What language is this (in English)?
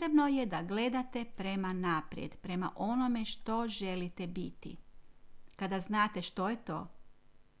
Croatian